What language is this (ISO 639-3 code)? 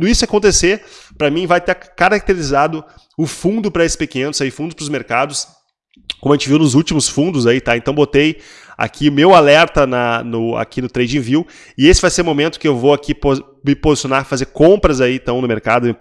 por